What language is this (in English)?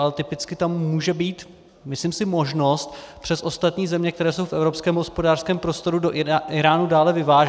Czech